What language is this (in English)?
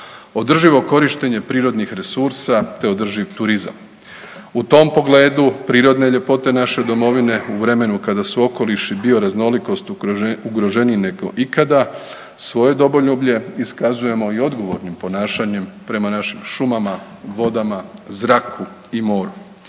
Croatian